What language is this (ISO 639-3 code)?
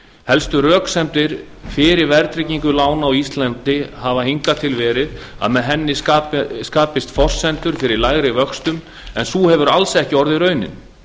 isl